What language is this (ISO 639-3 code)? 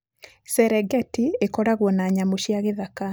kik